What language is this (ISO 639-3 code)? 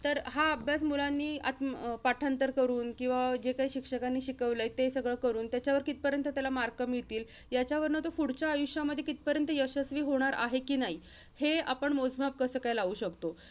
mar